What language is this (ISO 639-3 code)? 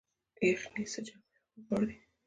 pus